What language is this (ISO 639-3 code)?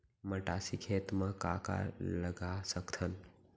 hne